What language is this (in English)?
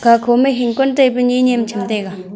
Wancho Naga